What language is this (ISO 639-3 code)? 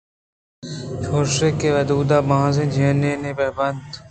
bgp